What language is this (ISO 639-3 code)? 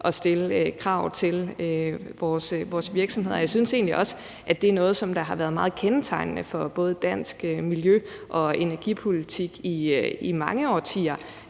dan